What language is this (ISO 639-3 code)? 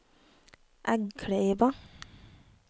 nor